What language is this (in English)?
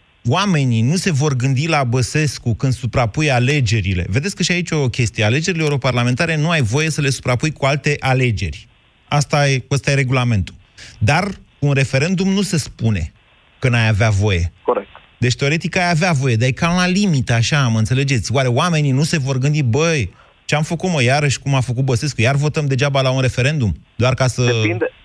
Romanian